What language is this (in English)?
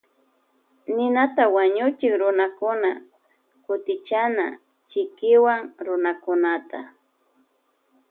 Loja Highland Quichua